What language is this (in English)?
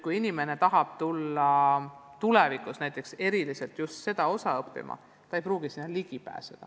Estonian